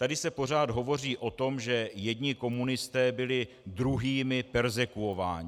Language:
Czech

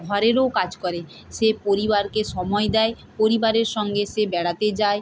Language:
Bangla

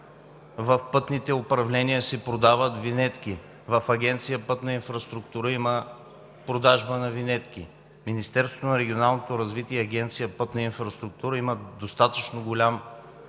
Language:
Bulgarian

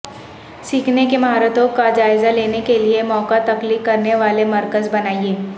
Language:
Urdu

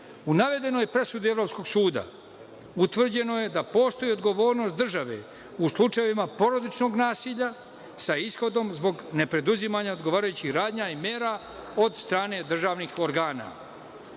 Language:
Serbian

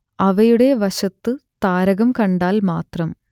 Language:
Malayalam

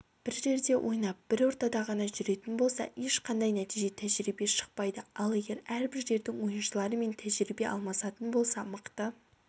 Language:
Kazakh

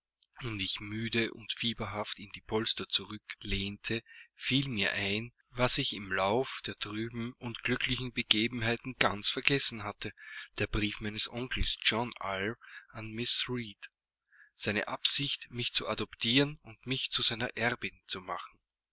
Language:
German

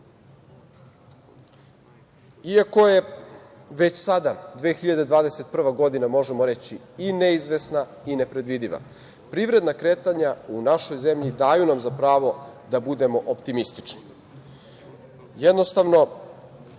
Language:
Serbian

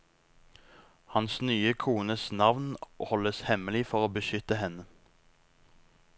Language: Norwegian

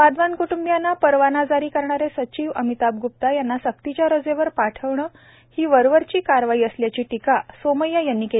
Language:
Marathi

